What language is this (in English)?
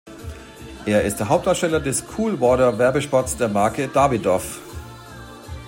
German